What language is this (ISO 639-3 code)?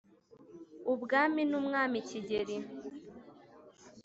kin